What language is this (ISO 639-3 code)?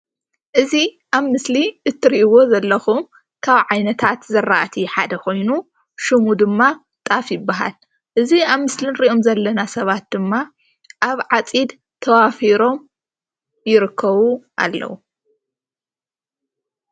tir